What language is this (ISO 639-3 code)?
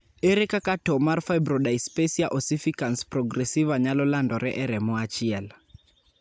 luo